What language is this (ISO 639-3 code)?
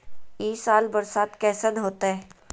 mag